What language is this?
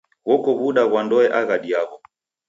Taita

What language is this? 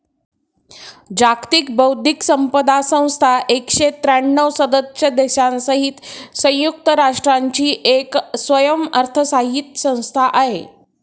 Marathi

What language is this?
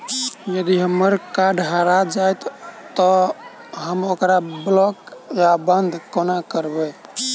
Maithili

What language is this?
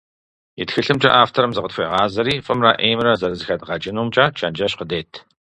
Kabardian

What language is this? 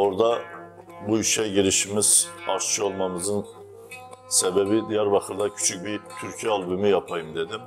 Turkish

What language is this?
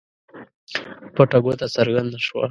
Pashto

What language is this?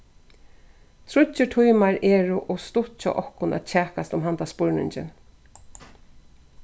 Faroese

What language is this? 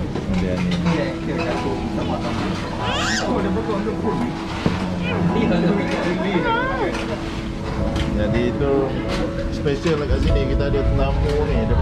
Malay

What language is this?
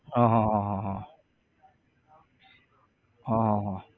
Gujarati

